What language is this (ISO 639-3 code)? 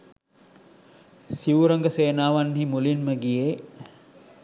sin